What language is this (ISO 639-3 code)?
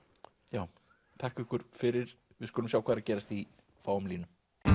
isl